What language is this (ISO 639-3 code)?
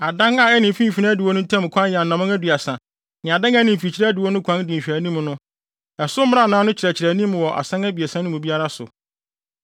aka